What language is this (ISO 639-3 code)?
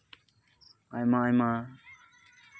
sat